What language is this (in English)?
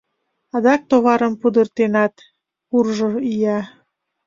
Mari